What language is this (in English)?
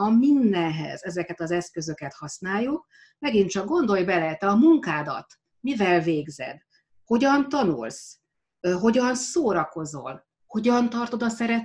Hungarian